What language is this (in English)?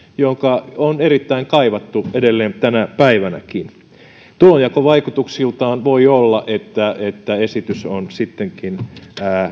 Finnish